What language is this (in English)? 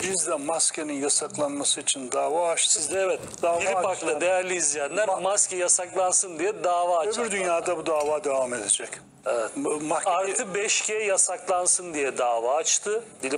Turkish